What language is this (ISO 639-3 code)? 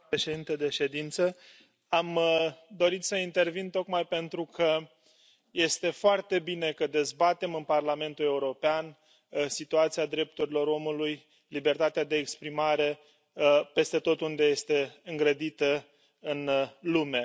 ron